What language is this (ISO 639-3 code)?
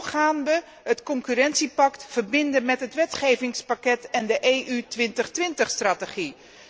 nld